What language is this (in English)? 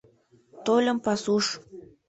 Mari